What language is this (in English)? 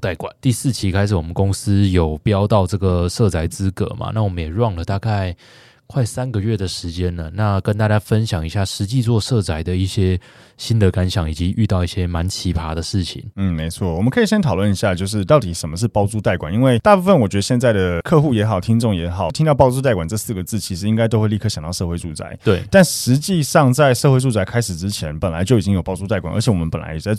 Chinese